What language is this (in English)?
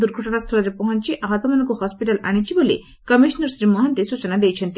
Odia